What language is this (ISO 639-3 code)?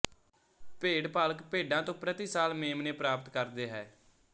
pan